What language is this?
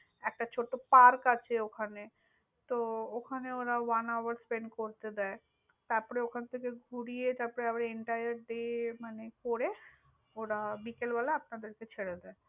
Bangla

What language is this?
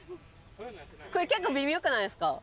Japanese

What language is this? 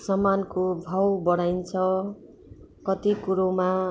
Nepali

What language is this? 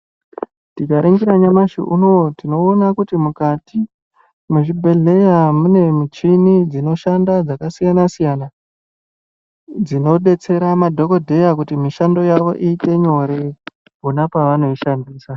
Ndau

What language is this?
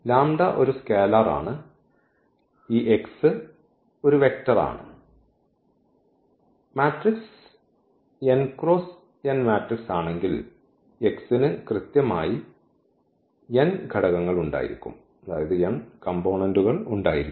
Malayalam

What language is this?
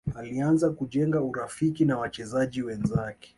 Swahili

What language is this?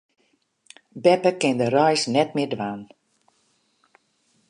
Western Frisian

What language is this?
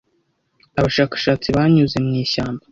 Kinyarwanda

